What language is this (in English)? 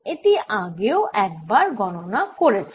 Bangla